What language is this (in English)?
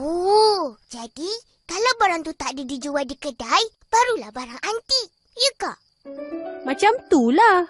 Malay